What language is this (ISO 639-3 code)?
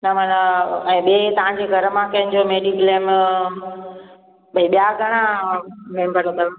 snd